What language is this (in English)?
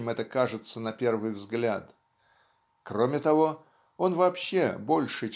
Russian